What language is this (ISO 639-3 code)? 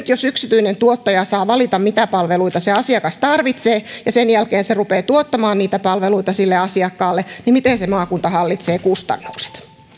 fin